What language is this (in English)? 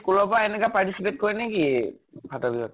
Assamese